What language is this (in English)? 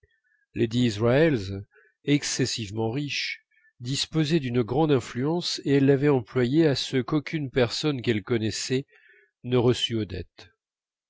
French